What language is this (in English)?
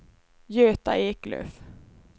Swedish